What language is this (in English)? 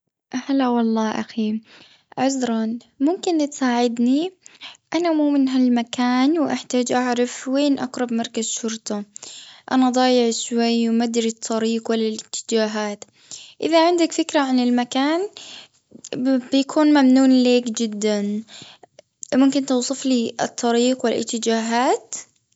Gulf Arabic